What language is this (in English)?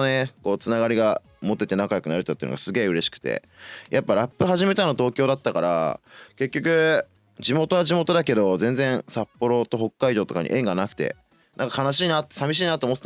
Japanese